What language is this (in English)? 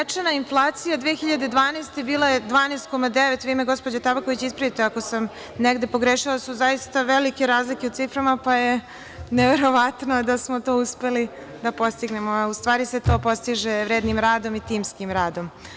Serbian